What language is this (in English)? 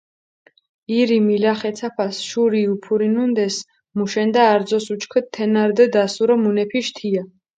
Mingrelian